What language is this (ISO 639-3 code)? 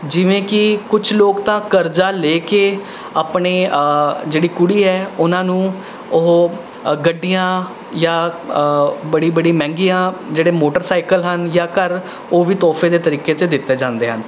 pan